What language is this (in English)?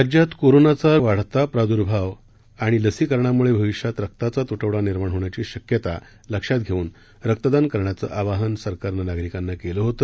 Marathi